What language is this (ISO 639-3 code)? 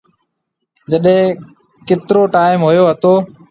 mve